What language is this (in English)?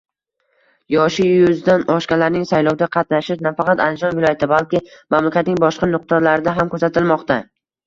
Uzbek